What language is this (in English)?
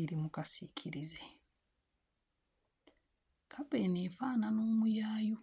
Ganda